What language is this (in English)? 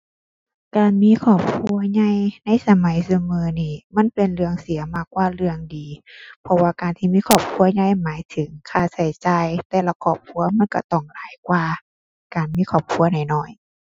Thai